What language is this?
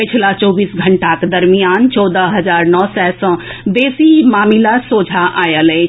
Maithili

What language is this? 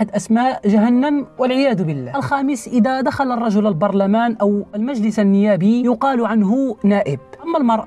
Arabic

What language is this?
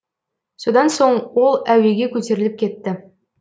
Kazakh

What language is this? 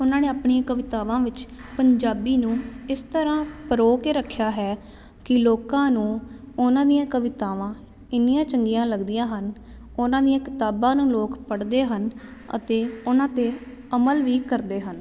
Punjabi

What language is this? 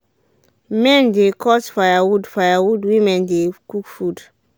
Nigerian Pidgin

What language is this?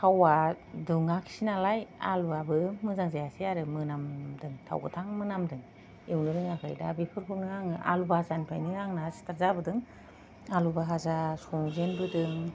Bodo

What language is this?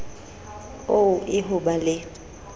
Southern Sotho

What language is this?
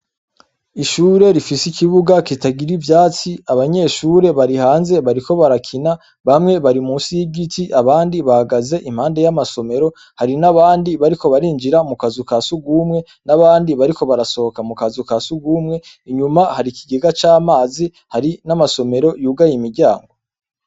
Rundi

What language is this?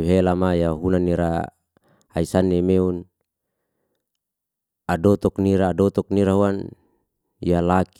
Liana-Seti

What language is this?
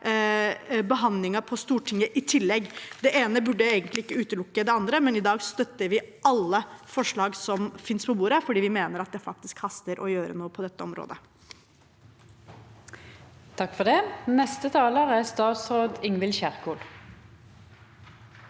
Norwegian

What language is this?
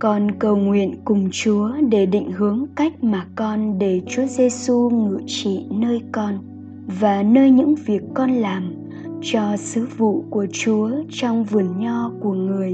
Vietnamese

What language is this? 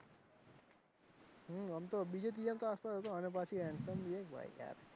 Gujarati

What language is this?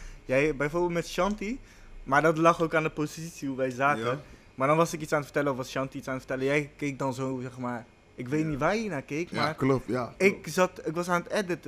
Dutch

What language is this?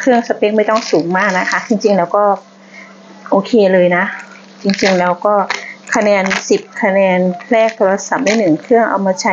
Thai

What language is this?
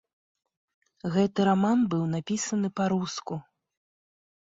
Belarusian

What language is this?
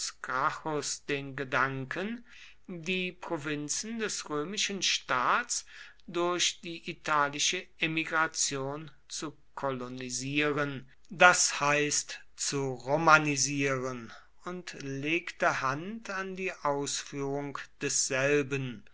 German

